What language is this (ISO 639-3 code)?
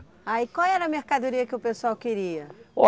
por